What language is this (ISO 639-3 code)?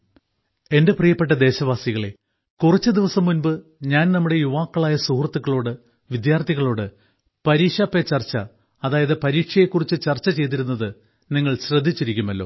mal